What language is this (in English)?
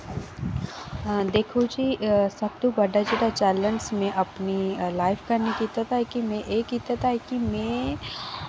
Dogri